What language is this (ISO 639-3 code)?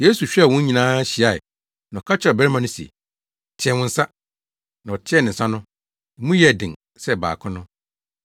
aka